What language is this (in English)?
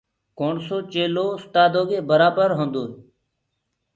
Gurgula